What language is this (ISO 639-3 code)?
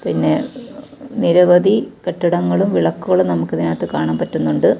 mal